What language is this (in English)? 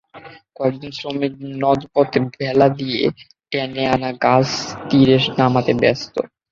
Bangla